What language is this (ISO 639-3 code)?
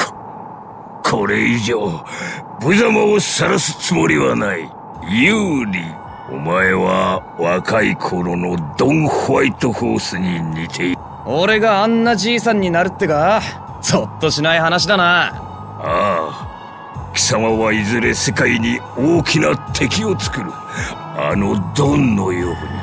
jpn